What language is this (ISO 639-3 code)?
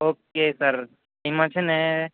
guj